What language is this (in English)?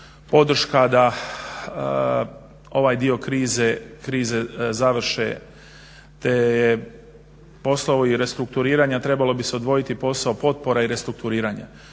Croatian